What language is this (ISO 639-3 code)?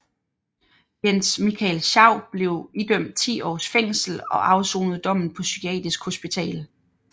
dan